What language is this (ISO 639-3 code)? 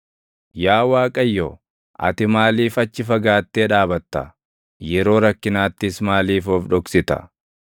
orm